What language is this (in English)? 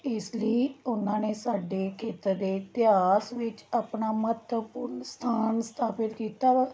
Punjabi